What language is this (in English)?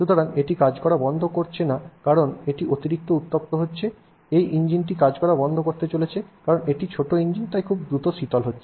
Bangla